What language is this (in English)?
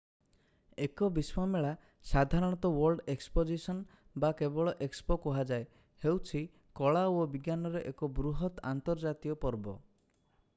Odia